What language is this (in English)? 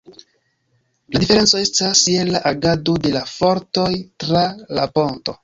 Esperanto